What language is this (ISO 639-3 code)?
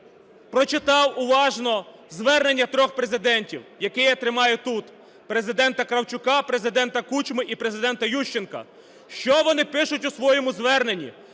ukr